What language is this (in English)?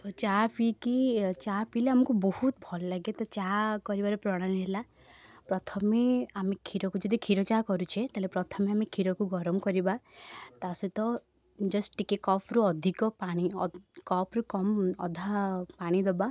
Odia